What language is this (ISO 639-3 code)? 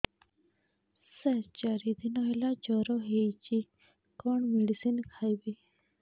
ori